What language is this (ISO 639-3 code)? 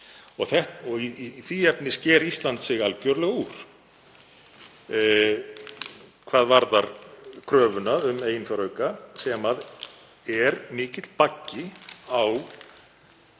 isl